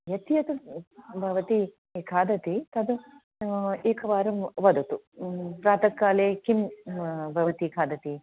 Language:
Sanskrit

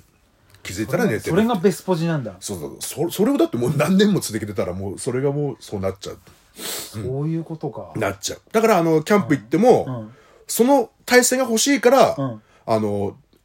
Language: Japanese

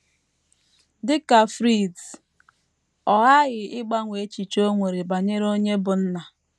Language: Igbo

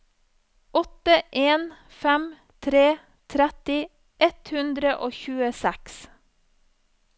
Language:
Norwegian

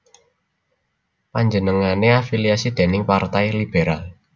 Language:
Javanese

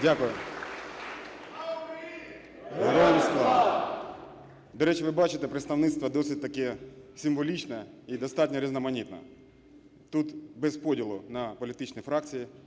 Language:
Ukrainian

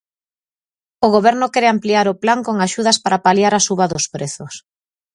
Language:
Galician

